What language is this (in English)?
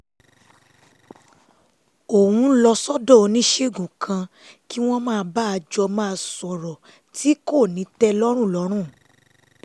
Yoruba